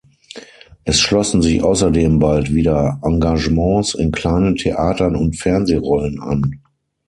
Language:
German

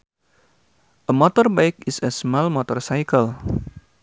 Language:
Sundanese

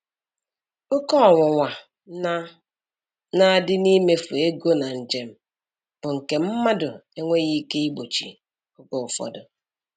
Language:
Igbo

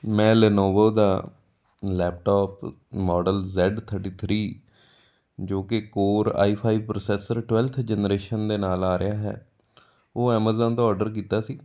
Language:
Punjabi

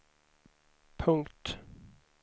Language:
Swedish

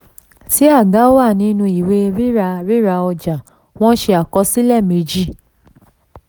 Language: Yoruba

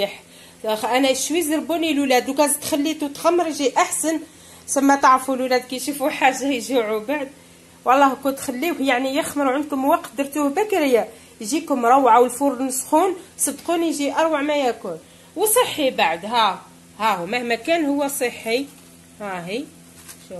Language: Arabic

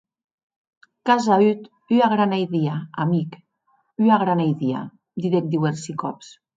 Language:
Occitan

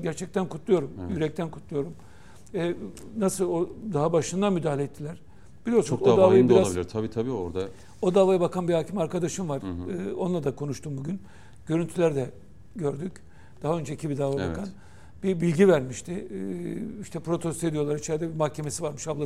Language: Turkish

